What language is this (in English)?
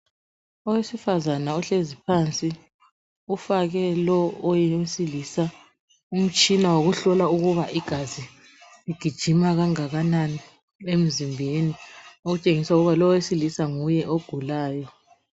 North Ndebele